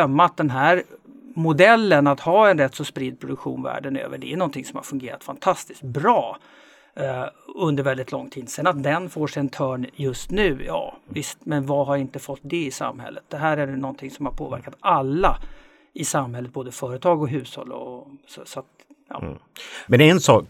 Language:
Swedish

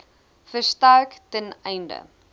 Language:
Afrikaans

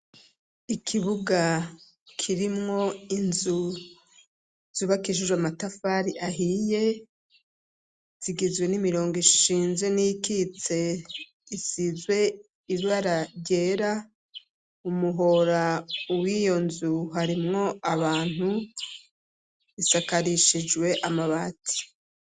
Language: Rundi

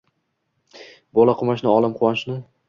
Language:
Uzbek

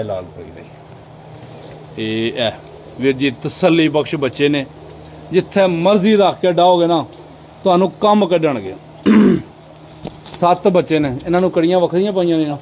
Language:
Punjabi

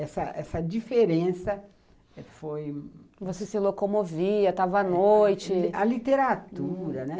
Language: Portuguese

